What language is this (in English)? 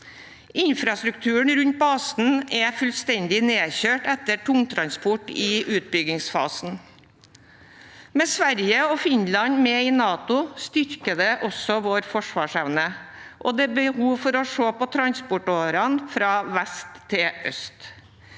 Norwegian